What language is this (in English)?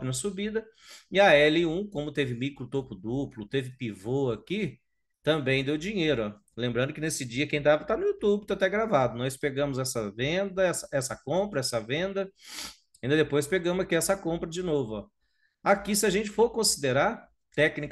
Portuguese